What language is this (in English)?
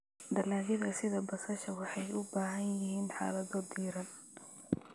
Somali